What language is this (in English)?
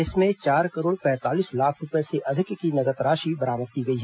Hindi